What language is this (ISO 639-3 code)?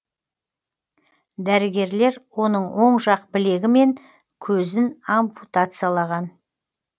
kaz